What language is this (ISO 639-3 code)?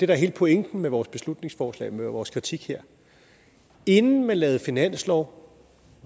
dan